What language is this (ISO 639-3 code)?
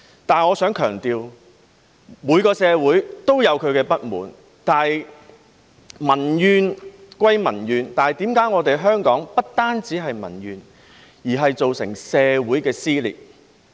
yue